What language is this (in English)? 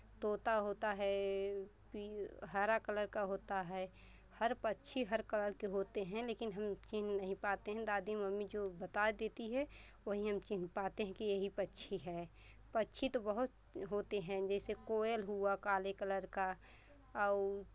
Hindi